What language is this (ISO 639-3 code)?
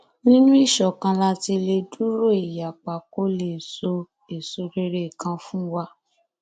yor